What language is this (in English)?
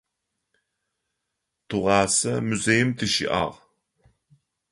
Adyghe